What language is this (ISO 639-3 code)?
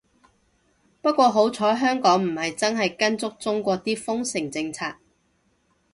yue